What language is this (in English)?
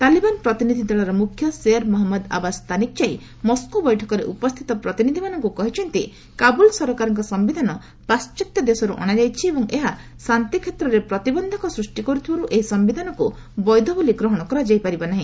Odia